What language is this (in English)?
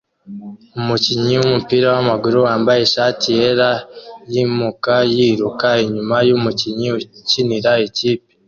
Kinyarwanda